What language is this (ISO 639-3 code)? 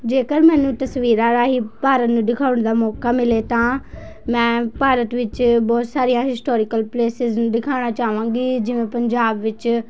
pan